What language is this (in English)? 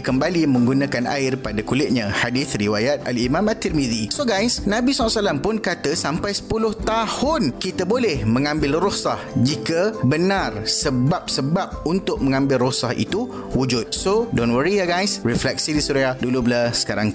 Malay